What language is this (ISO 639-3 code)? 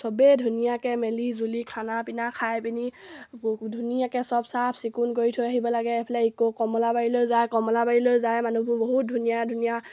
asm